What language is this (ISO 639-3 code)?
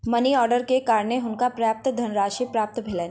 mai